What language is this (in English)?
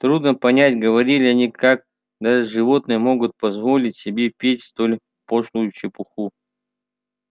Russian